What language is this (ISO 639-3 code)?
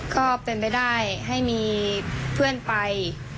tha